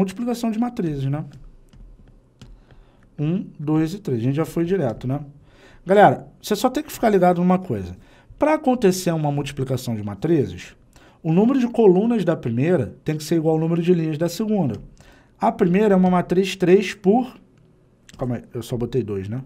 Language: Portuguese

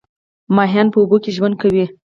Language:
Pashto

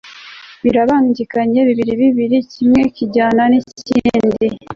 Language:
Kinyarwanda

